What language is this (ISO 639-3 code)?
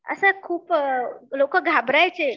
mar